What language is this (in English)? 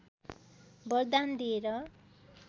Nepali